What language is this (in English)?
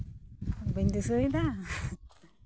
Santali